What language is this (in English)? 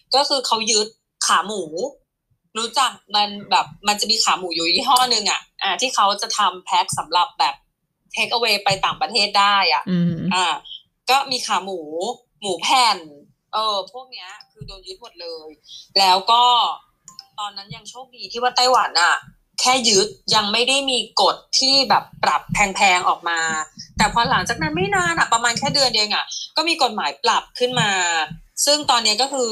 Thai